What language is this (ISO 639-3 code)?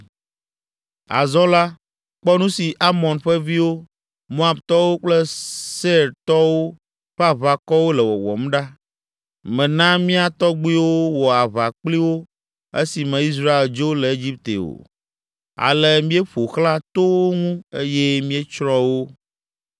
ewe